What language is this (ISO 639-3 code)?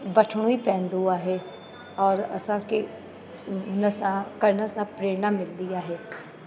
snd